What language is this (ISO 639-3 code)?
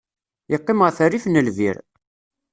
kab